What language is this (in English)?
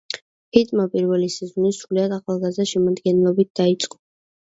Georgian